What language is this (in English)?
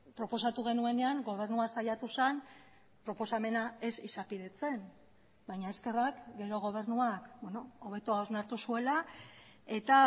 Basque